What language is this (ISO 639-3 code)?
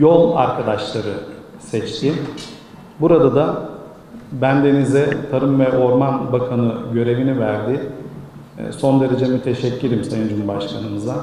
tur